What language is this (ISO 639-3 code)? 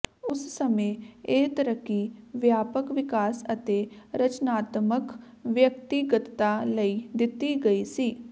pan